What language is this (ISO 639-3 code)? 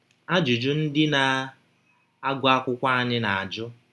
ibo